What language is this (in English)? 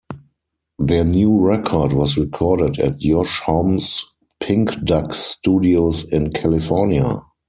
English